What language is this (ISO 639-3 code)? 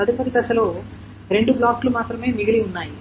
tel